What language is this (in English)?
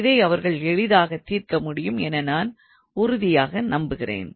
Tamil